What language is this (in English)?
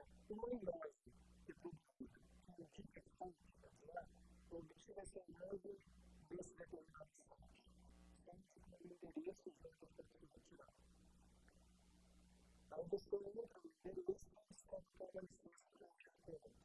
Portuguese